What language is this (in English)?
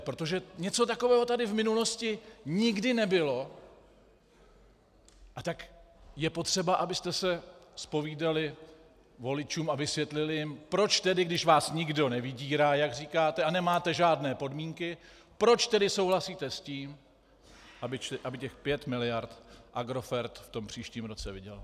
Czech